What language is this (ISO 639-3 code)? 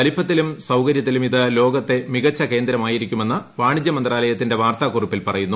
mal